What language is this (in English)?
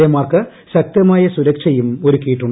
Malayalam